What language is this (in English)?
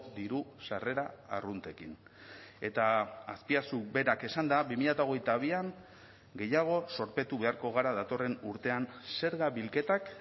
Basque